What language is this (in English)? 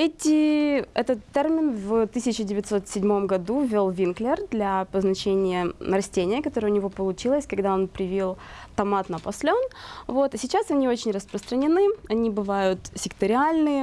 Russian